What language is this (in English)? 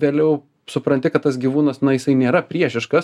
Lithuanian